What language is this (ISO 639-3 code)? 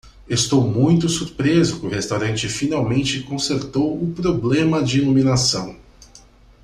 por